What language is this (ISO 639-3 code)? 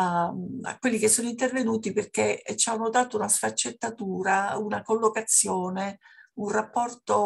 ita